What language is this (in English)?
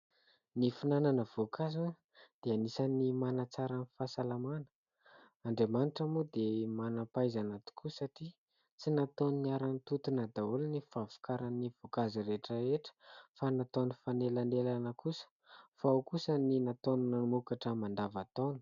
Malagasy